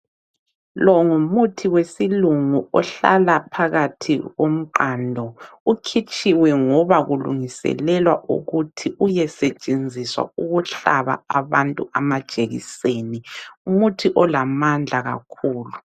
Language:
North Ndebele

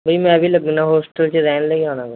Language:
Punjabi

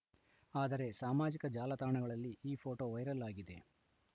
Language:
Kannada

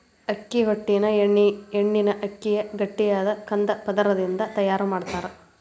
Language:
Kannada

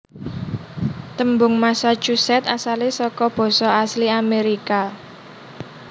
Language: Javanese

